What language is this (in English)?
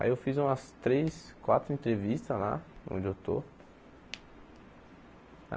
Portuguese